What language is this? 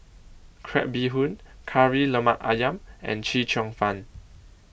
English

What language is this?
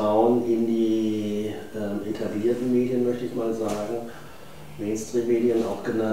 German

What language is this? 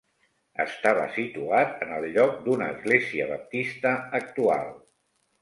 Catalan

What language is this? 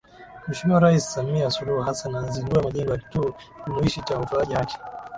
Swahili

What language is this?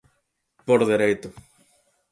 Galician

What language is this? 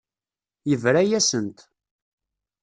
Kabyle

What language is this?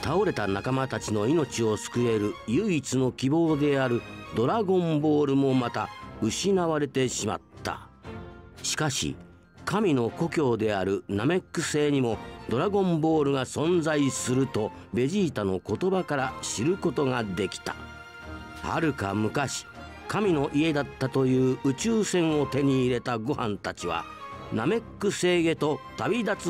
Japanese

